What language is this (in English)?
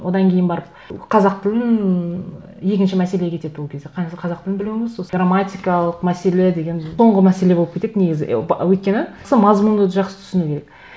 Kazakh